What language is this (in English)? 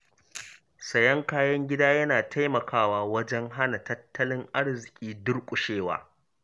Hausa